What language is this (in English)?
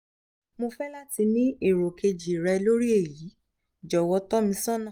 Yoruba